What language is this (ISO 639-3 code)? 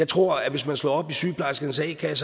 dan